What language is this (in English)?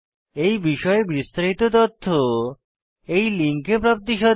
Bangla